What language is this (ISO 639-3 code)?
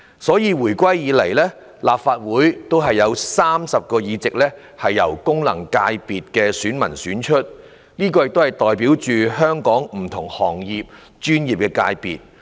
yue